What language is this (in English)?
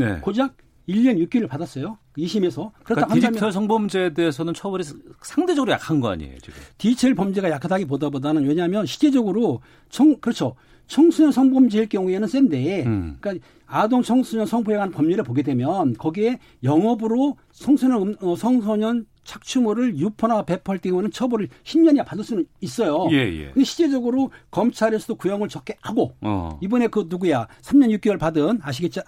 Korean